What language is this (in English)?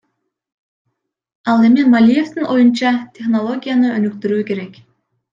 Kyrgyz